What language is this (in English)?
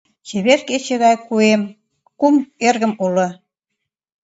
Mari